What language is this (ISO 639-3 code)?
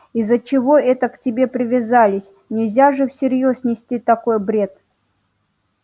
rus